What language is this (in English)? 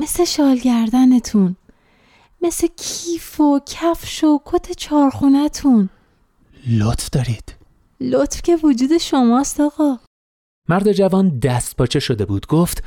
Persian